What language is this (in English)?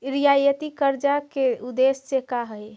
Magahi